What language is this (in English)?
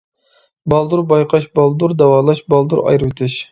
Uyghur